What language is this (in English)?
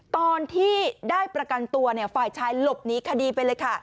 Thai